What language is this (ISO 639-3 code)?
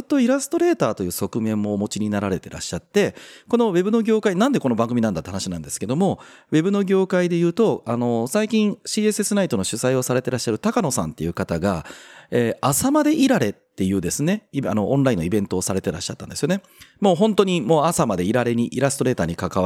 jpn